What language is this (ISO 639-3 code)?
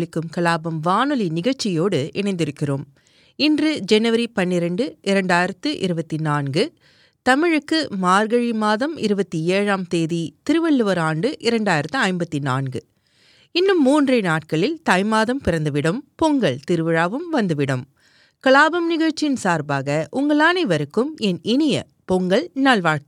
tam